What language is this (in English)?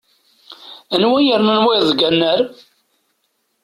Kabyle